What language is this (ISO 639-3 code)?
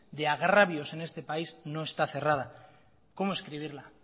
spa